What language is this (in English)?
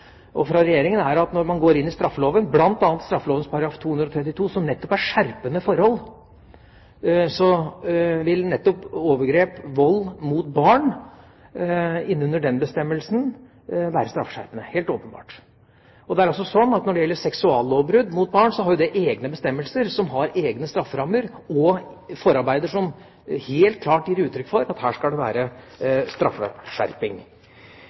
Norwegian Bokmål